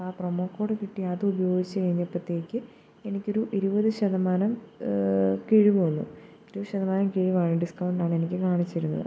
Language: Malayalam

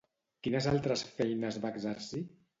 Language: Catalan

